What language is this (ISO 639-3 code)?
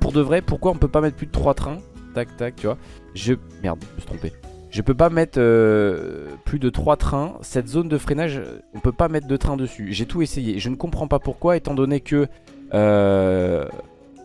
fra